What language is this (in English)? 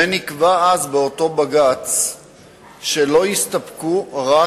Hebrew